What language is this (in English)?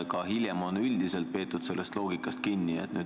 Estonian